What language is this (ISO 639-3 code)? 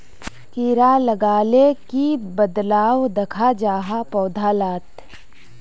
mag